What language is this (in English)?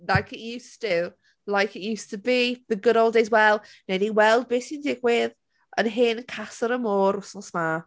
Welsh